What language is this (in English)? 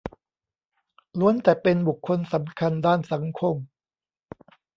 Thai